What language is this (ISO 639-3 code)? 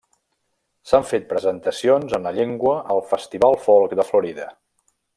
cat